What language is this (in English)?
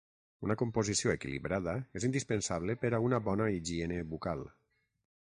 Catalan